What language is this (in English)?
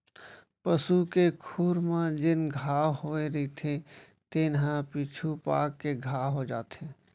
Chhattisgarhi